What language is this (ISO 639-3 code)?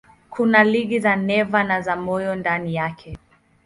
swa